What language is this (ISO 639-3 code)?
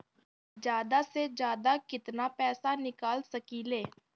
bho